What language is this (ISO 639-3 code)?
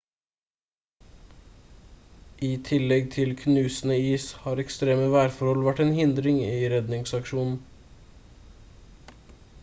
nob